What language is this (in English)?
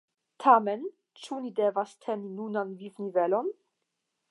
Esperanto